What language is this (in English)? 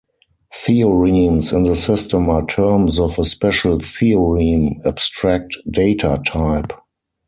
English